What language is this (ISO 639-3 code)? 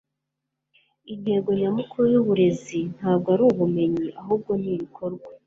kin